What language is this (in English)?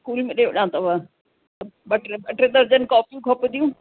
Sindhi